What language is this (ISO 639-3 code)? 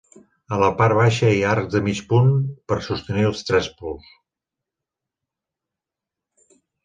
cat